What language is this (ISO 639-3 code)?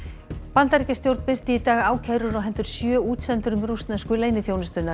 isl